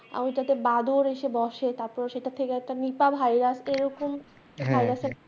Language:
Bangla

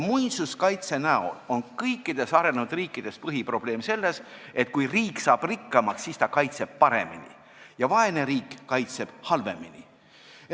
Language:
Estonian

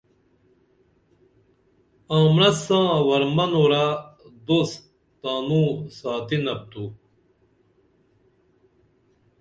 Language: Dameli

